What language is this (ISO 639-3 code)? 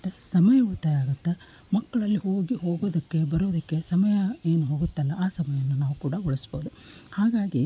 kan